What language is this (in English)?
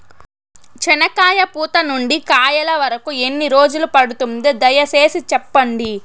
Telugu